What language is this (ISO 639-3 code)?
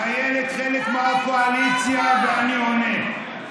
heb